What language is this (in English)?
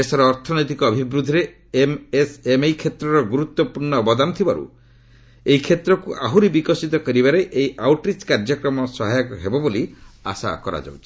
Odia